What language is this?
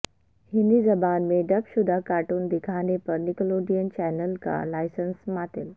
Urdu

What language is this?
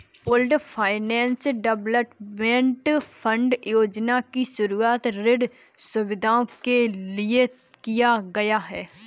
Hindi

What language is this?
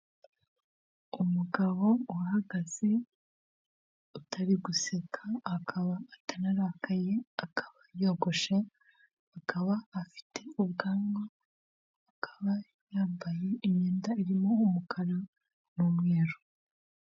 Kinyarwanda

